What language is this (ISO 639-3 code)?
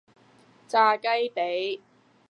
yue